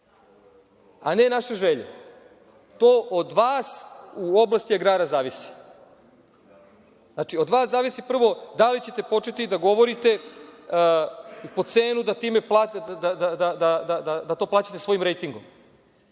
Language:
Serbian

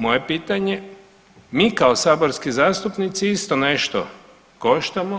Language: Croatian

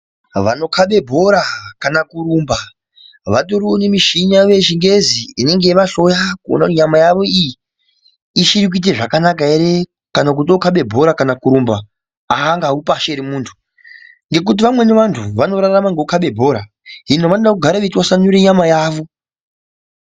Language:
Ndau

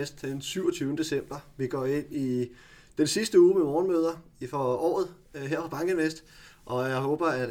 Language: Danish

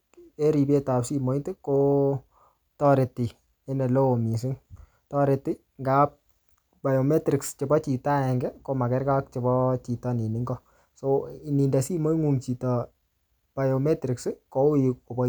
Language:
Kalenjin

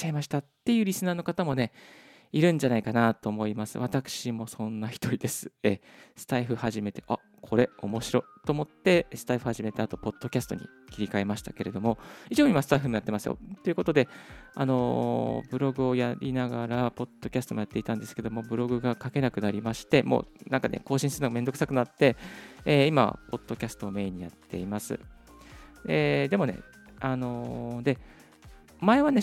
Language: Japanese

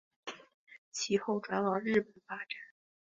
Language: Chinese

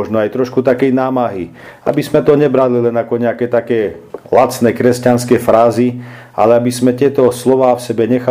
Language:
Slovak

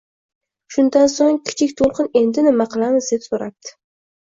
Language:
Uzbek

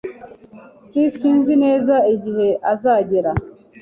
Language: Kinyarwanda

